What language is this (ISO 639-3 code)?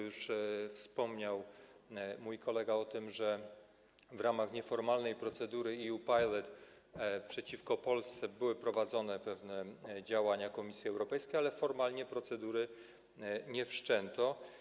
pol